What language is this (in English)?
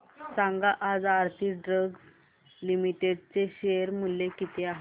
Marathi